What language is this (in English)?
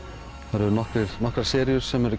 Icelandic